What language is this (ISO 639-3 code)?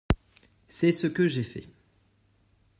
fra